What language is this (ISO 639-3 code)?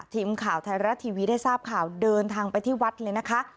tha